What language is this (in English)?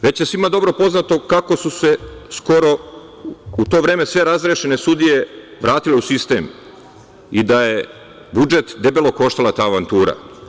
Serbian